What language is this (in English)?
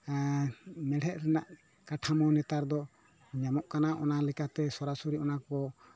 Santali